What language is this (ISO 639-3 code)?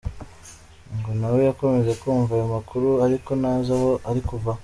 kin